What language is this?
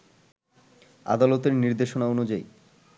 Bangla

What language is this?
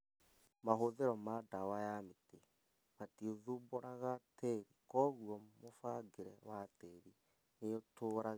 Kikuyu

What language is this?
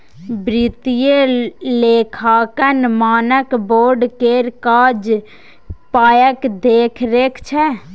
Maithili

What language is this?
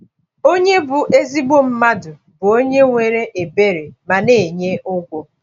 Igbo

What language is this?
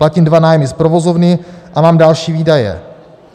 Czech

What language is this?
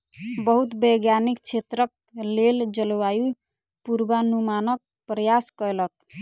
Maithili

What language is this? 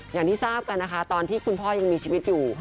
Thai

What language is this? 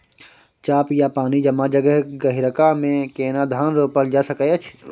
Maithili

